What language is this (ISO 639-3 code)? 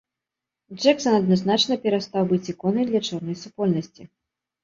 bel